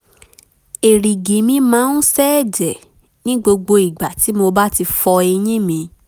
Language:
Yoruba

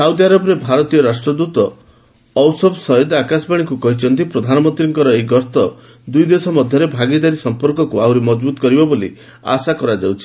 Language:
Odia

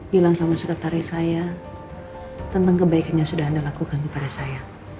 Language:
Indonesian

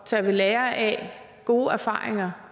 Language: Danish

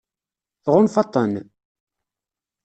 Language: Kabyle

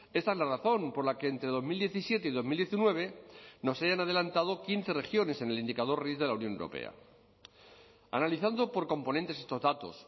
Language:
Spanish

